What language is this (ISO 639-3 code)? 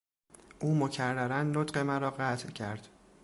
fas